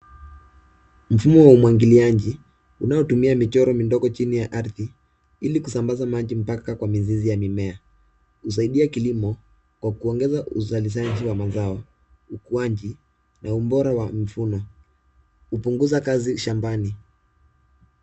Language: Swahili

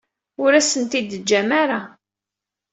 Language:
Kabyle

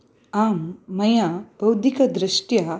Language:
Sanskrit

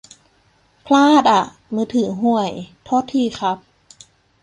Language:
Thai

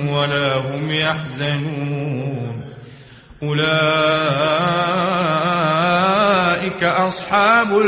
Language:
Arabic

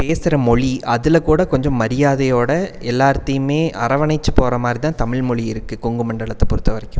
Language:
Tamil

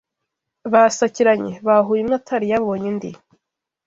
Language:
Kinyarwanda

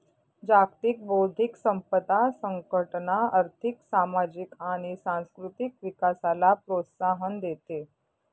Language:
Marathi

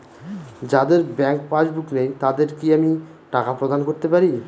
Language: Bangla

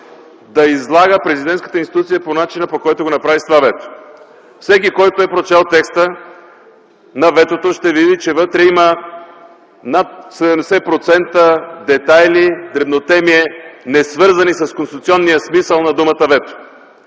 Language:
Bulgarian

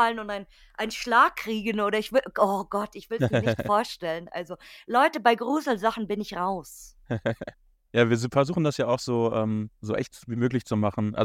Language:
German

